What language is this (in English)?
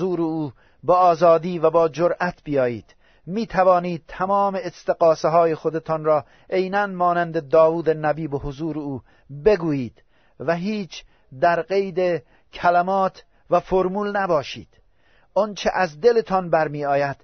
Persian